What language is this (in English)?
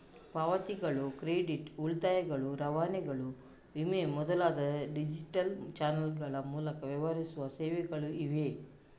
Kannada